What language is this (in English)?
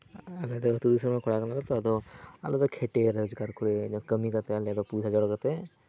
Santali